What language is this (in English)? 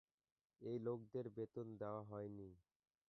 Bangla